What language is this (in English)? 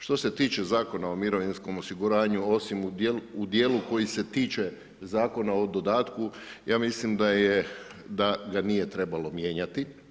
Croatian